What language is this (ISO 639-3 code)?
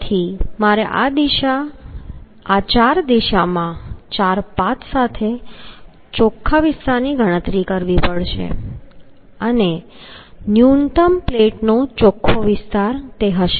guj